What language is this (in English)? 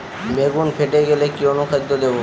Bangla